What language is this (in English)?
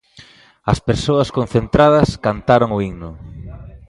Galician